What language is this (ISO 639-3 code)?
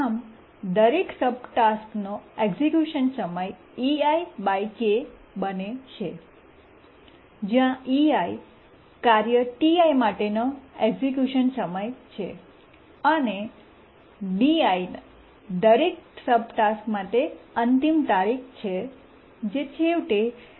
guj